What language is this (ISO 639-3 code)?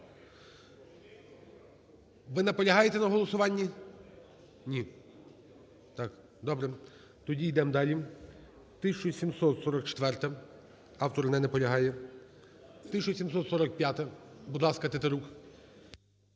ukr